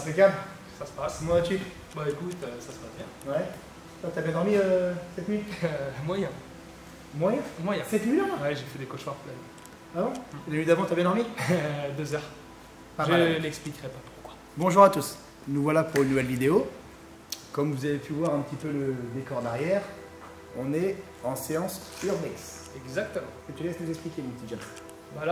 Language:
French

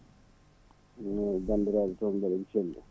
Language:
Fula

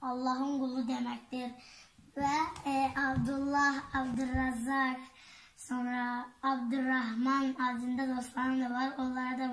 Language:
Turkish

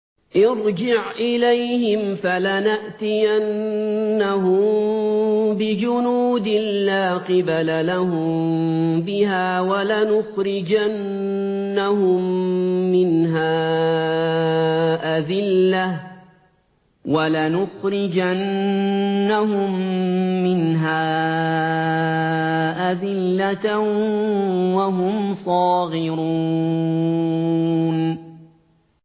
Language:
Arabic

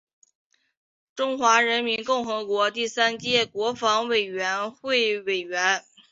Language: Chinese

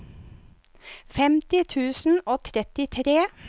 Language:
Norwegian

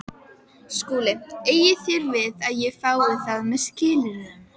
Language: Icelandic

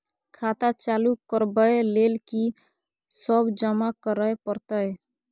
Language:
Maithili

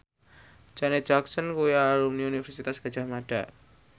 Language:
Javanese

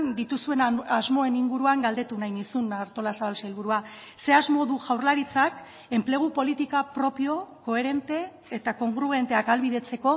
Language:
Basque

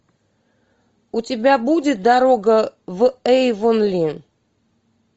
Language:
Russian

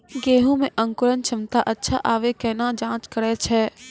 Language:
Maithili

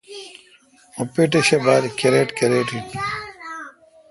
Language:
Kalkoti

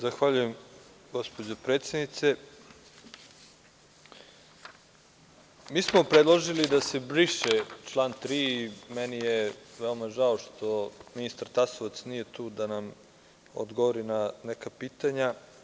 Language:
Serbian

